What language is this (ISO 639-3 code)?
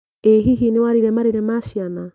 kik